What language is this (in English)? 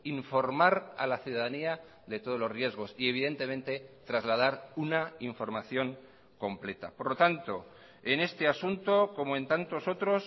Spanish